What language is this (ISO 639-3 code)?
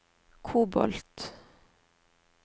nor